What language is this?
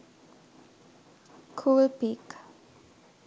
Sinhala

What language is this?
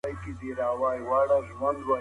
Pashto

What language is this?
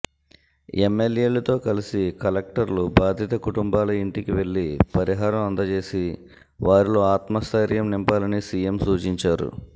Telugu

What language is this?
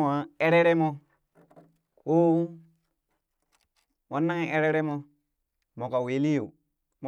Burak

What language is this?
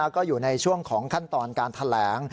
Thai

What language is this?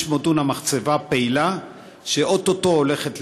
Hebrew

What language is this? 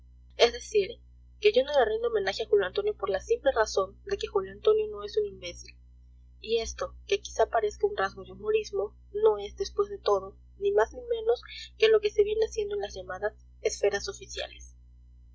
Spanish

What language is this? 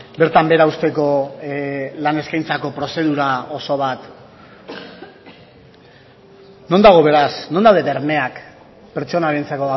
Basque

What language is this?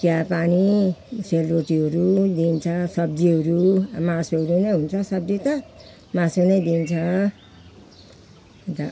Nepali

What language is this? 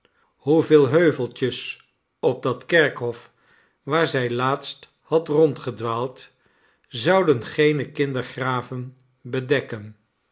Dutch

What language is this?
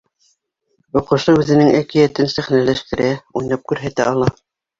Bashkir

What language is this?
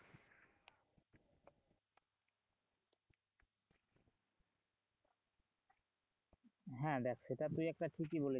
Bangla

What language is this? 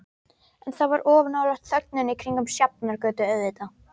Icelandic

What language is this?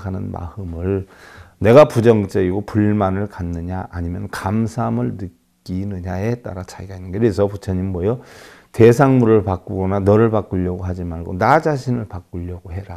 Korean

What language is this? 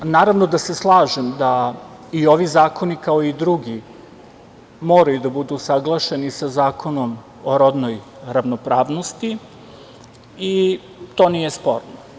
Serbian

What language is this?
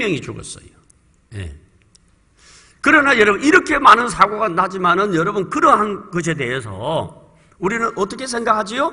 Korean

